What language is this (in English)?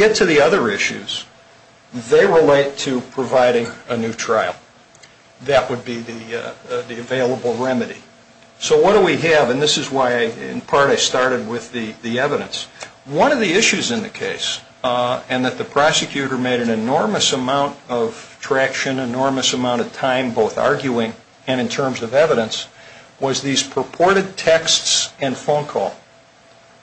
English